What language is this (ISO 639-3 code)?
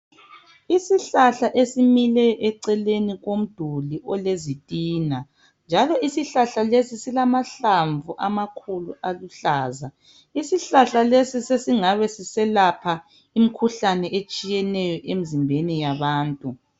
nde